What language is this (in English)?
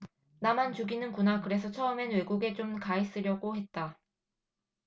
Korean